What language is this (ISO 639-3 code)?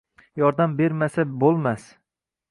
uzb